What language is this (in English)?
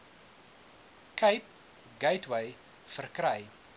Afrikaans